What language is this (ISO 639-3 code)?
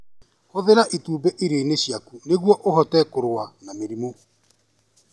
kik